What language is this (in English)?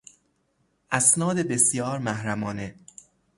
Persian